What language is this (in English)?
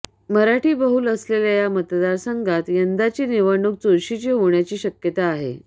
Marathi